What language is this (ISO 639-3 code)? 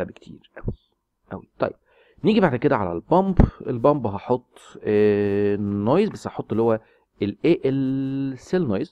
ara